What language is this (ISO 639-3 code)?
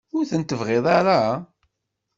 kab